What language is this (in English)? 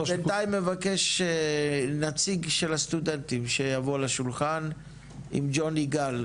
Hebrew